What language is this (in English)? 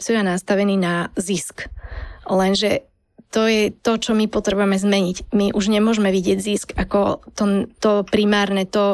Slovak